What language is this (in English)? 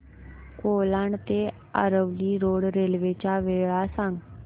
Marathi